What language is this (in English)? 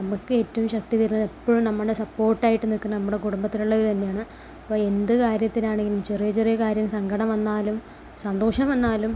Malayalam